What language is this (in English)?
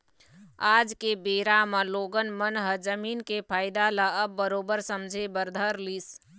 Chhattisgarhi